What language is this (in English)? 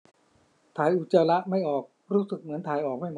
Thai